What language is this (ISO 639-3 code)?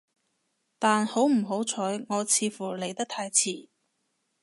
yue